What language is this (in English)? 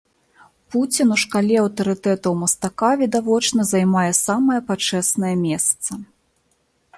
Belarusian